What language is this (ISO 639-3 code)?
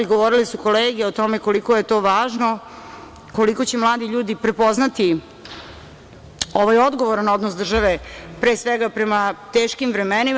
srp